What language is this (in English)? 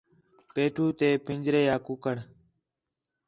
Khetrani